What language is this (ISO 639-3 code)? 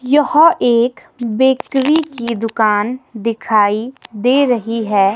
hin